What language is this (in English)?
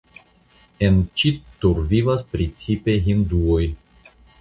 Esperanto